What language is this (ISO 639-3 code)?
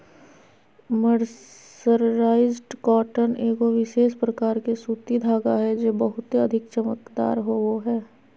mag